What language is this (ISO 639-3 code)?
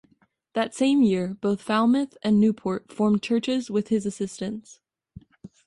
eng